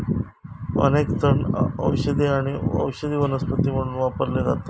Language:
Marathi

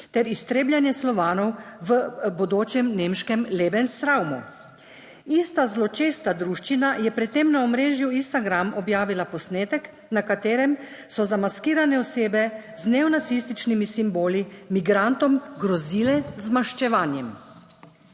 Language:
Slovenian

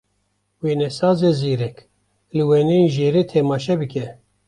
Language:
Kurdish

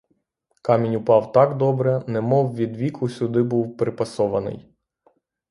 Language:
Ukrainian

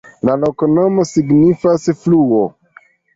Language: Esperanto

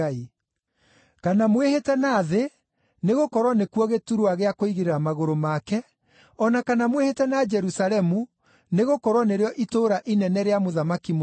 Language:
Kikuyu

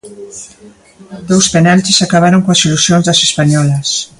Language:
Galician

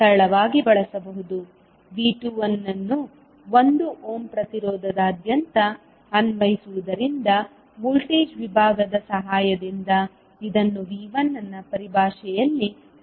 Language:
Kannada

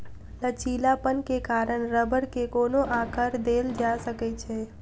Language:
Maithili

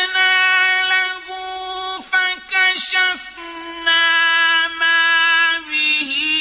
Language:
Arabic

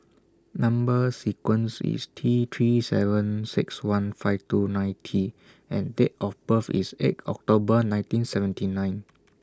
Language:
English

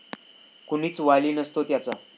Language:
Marathi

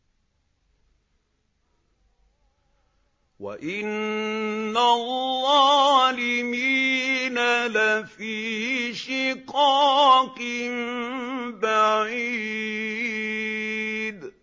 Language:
Arabic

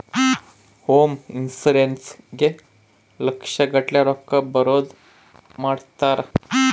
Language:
Kannada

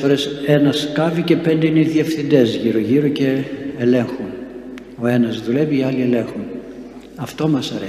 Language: Greek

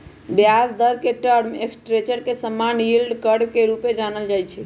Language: Magahi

